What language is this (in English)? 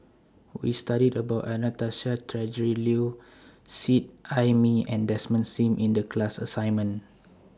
English